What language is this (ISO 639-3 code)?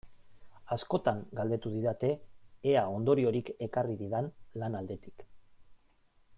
eus